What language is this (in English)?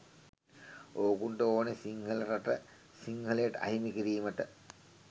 Sinhala